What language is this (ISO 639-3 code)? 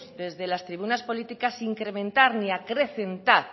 spa